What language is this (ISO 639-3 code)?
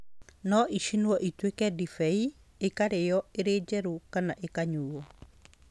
kik